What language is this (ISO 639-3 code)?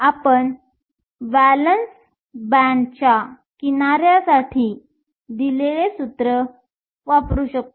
mar